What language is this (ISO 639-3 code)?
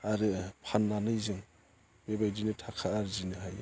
brx